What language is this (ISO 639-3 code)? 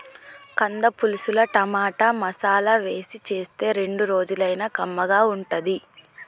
tel